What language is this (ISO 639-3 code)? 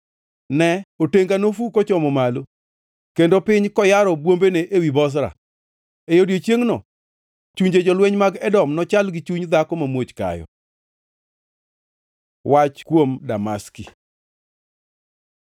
luo